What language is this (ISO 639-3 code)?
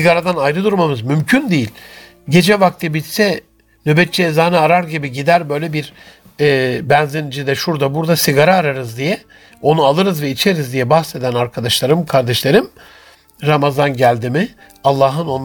tur